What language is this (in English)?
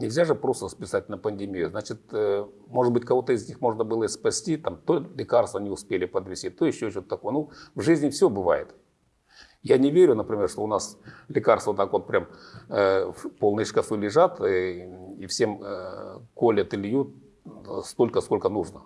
Russian